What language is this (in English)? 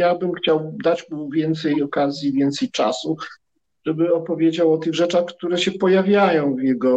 Polish